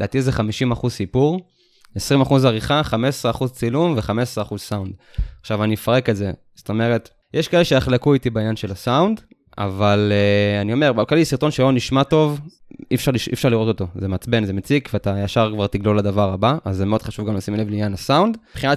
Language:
Hebrew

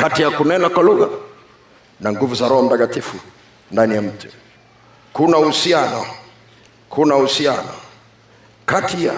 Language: Swahili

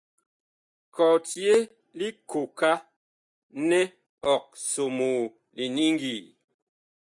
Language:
Bakoko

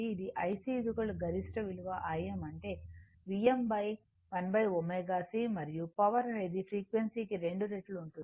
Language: Telugu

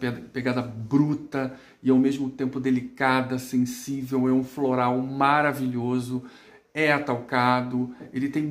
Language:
Portuguese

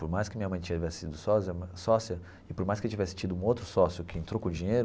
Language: Portuguese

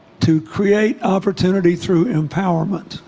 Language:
English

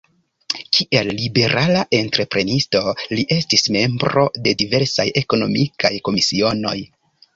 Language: Esperanto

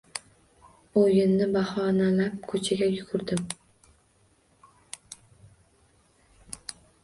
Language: Uzbek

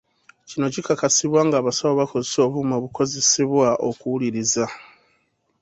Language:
Ganda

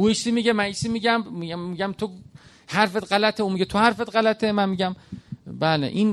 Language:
Persian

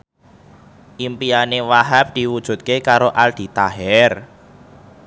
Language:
Javanese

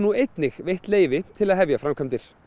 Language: Icelandic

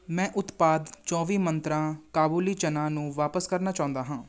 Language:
Punjabi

